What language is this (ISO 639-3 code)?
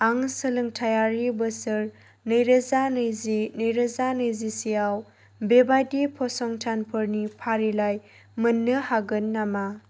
brx